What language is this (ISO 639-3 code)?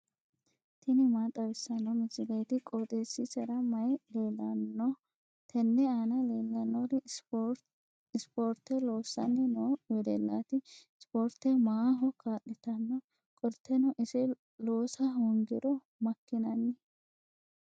sid